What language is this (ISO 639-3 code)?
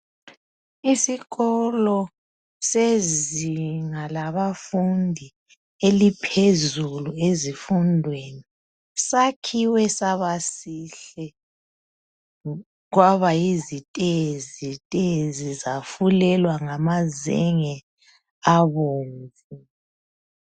nde